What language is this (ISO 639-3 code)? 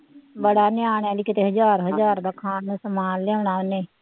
pan